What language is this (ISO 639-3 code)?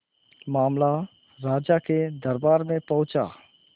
hin